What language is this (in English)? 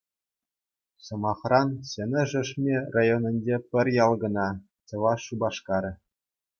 Chuvash